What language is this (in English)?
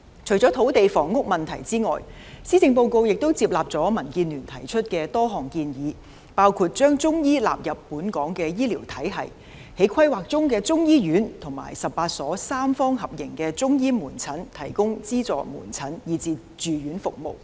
Cantonese